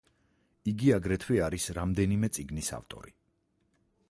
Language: Georgian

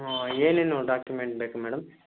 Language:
Kannada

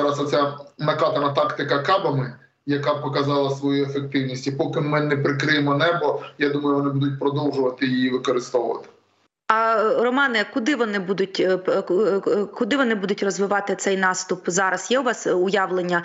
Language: Ukrainian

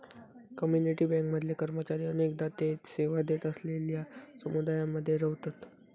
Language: Marathi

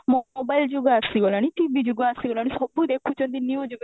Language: Odia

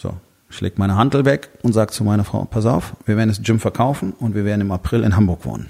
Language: German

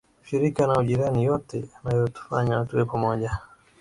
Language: Swahili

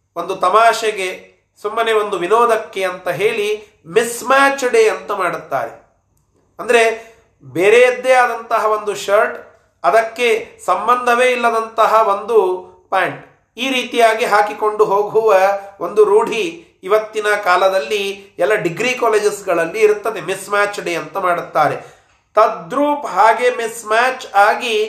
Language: Kannada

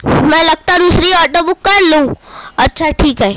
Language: Urdu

